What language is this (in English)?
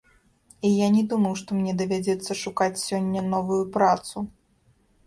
Belarusian